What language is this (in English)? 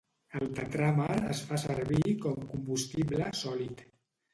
Catalan